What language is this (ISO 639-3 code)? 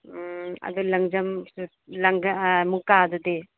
mni